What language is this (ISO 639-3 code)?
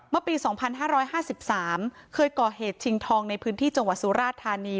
tha